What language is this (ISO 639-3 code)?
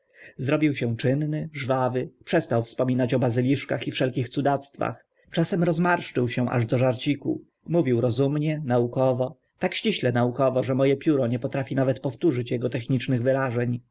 pol